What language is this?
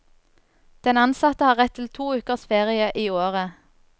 Norwegian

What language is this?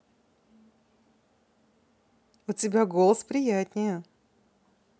Russian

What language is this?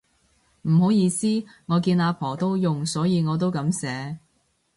Cantonese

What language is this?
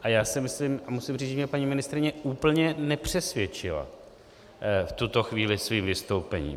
Czech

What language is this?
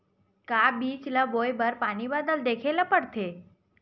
Chhattisgarhi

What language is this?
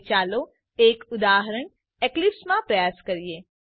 Gujarati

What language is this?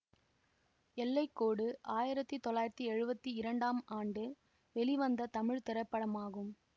Tamil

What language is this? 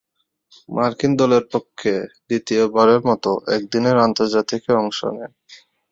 Bangla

